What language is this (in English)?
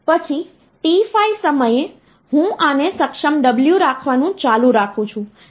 Gujarati